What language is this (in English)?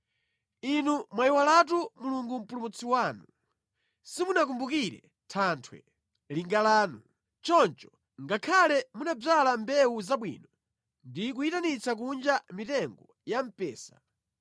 Nyanja